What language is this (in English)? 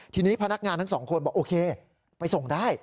Thai